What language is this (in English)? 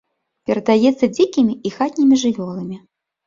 Belarusian